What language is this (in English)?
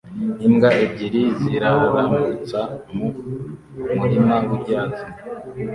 Kinyarwanda